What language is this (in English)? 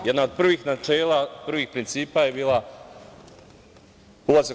Serbian